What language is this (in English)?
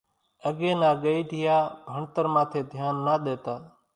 Kachi Koli